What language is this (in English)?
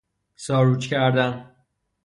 Persian